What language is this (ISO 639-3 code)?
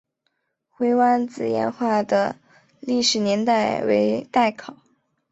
zho